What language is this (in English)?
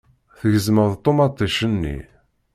Kabyle